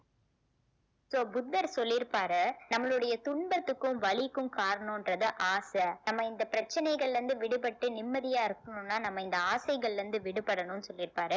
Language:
Tamil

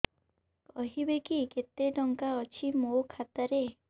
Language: Odia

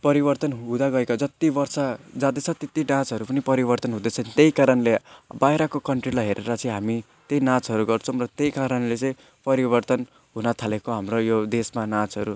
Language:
Nepali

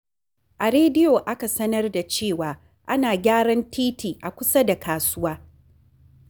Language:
Hausa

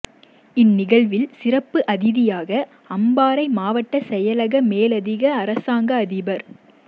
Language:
Tamil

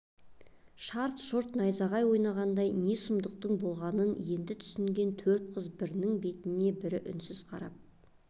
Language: Kazakh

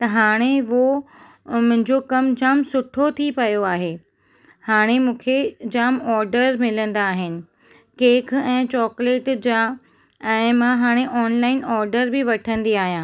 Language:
Sindhi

